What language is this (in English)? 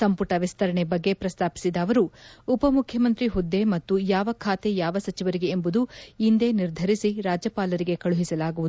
Kannada